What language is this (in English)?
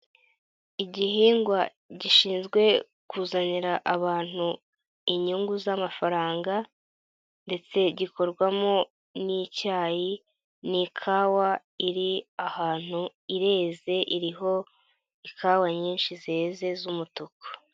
Kinyarwanda